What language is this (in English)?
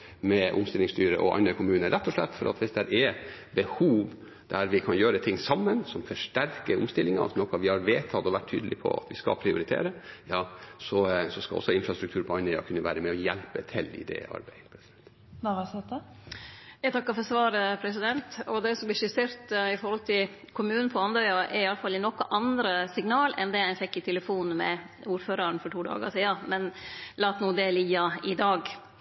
Norwegian